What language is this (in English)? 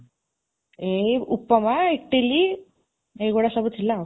Odia